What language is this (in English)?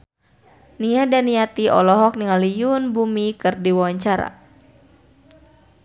Sundanese